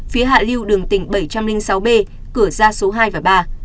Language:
Vietnamese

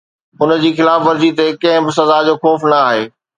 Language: Sindhi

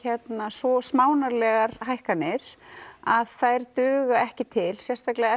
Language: Icelandic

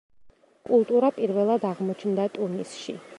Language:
Georgian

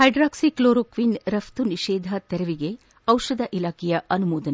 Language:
Kannada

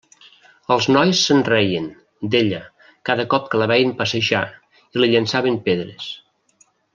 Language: Catalan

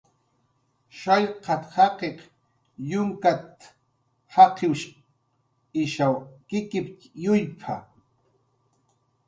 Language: Jaqaru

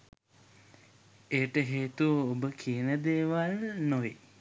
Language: Sinhala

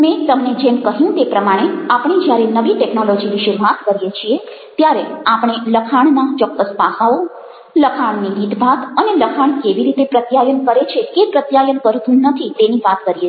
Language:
Gujarati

